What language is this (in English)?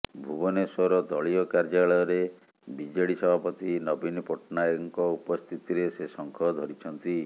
Odia